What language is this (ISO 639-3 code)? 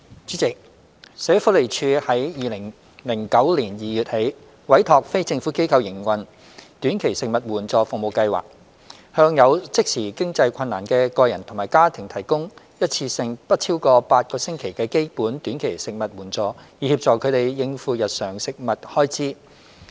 yue